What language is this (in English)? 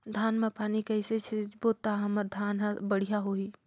Chhattisgarhi